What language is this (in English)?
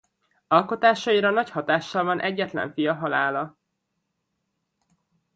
Hungarian